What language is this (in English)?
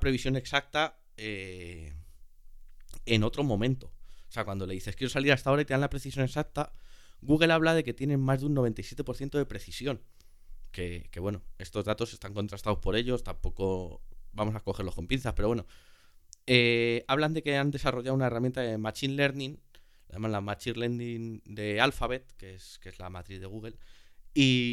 Spanish